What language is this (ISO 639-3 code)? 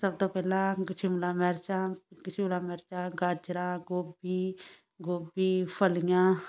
pan